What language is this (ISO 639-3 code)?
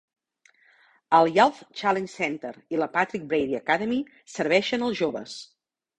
cat